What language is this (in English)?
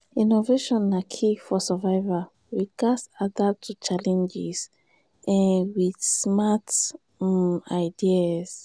Nigerian Pidgin